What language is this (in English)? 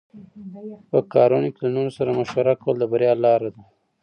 Pashto